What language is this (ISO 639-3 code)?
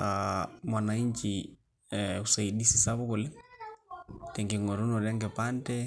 mas